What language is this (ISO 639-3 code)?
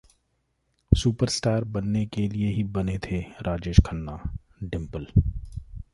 hin